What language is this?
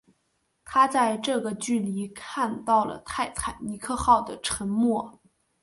Chinese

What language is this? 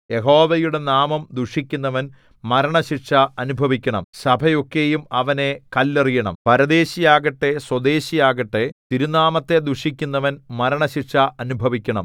Malayalam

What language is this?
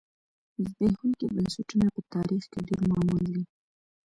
Pashto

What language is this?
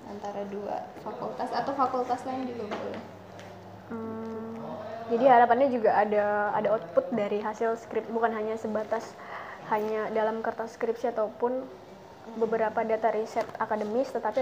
Indonesian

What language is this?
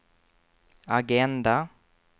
Swedish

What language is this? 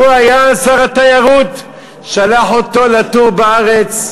Hebrew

